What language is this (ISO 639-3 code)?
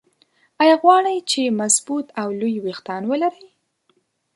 pus